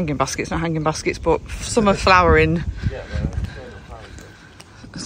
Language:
English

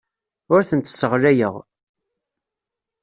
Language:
Kabyle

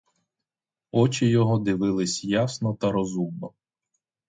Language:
Ukrainian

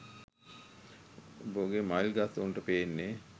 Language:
Sinhala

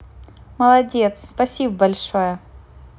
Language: Russian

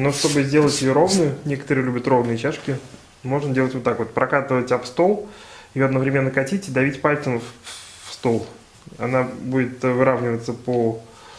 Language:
Russian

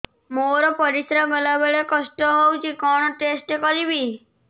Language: Odia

